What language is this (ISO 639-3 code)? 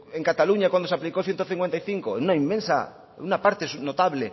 spa